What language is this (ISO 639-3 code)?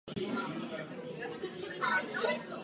ces